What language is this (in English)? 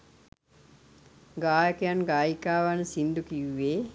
Sinhala